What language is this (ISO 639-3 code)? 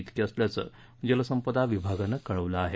mar